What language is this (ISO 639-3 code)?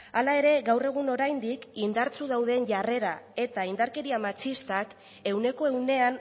eus